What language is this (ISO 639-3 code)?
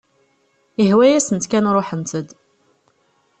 kab